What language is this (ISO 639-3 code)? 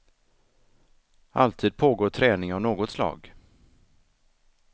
swe